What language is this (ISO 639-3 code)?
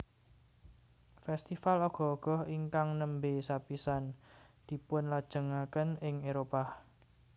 jav